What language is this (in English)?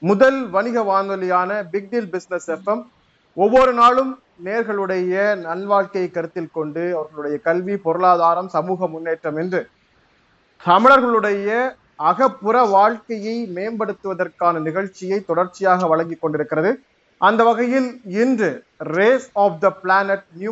Tamil